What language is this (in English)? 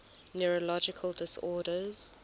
English